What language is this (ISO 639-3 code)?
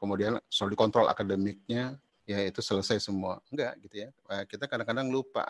ind